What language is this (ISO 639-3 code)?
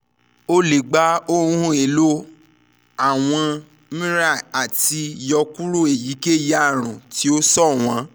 yor